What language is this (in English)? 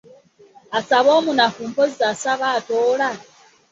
Ganda